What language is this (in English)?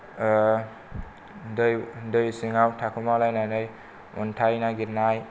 Bodo